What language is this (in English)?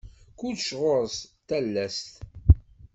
Kabyle